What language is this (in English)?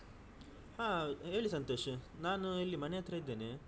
Kannada